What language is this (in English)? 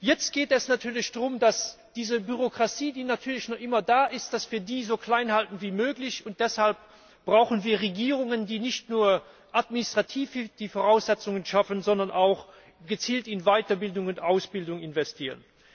German